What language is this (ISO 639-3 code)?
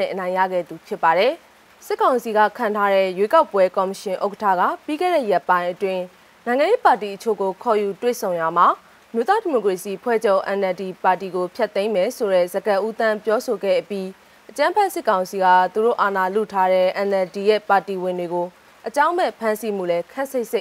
ron